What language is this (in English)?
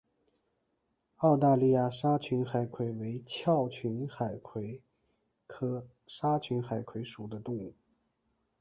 Chinese